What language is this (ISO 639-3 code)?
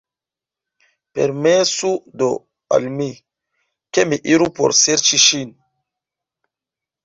epo